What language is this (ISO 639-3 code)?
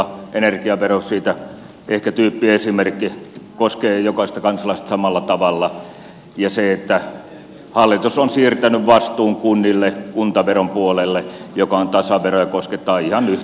fin